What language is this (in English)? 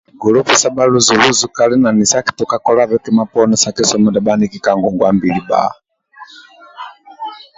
Amba (Uganda)